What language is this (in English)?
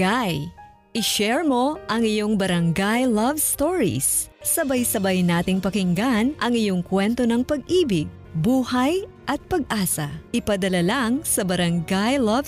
Filipino